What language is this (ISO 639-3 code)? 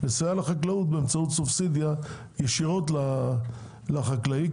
heb